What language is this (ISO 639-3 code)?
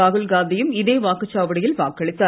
tam